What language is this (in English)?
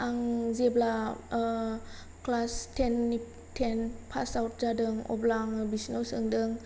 Bodo